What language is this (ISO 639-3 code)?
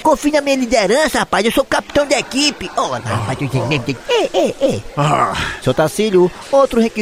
por